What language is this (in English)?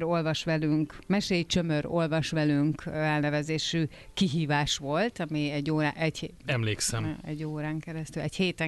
Hungarian